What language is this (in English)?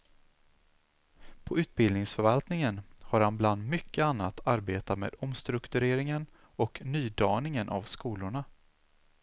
Swedish